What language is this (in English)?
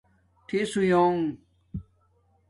Domaaki